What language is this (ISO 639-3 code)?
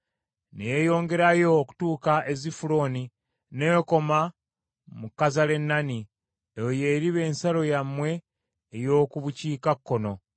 lug